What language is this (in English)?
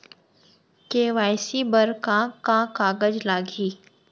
Chhattisgarhi